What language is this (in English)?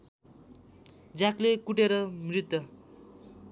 Nepali